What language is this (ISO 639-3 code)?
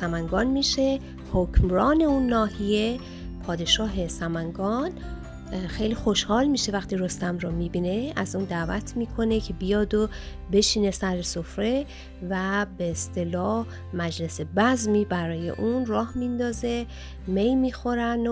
fas